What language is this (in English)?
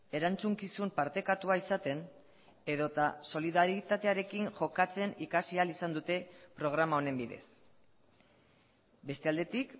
Basque